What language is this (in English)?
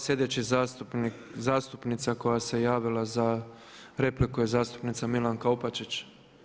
Croatian